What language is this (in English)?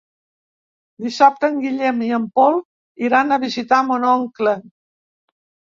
Catalan